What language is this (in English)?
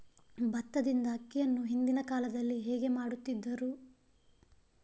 Kannada